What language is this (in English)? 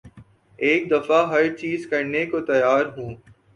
Urdu